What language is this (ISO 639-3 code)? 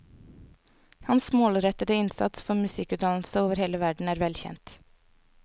nor